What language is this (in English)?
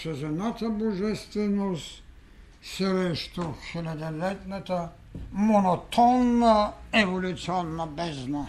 Bulgarian